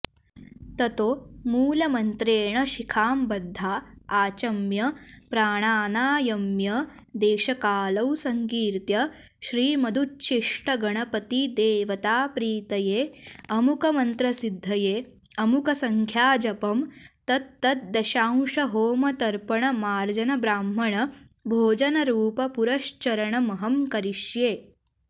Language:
Sanskrit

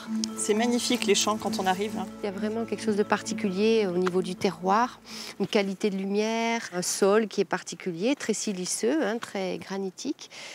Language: French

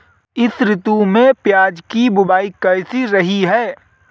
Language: Hindi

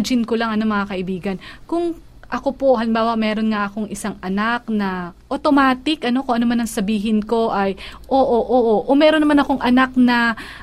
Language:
Filipino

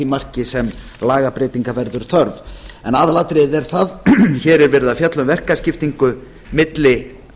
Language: Icelandic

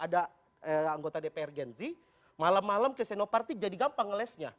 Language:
Indonesian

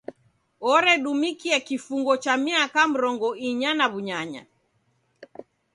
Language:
Taita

